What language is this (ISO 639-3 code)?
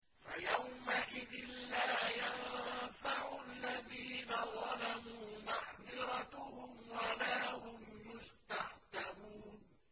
ara